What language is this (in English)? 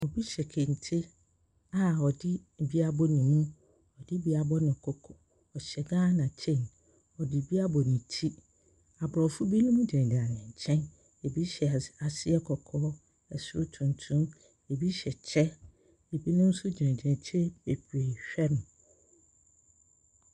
Akan